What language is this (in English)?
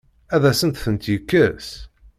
Kabyle